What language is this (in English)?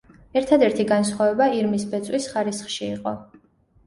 Georgian